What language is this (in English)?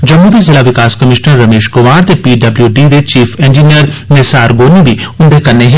Dogri